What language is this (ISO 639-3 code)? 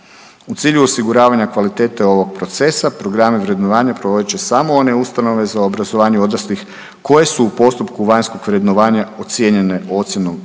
hrv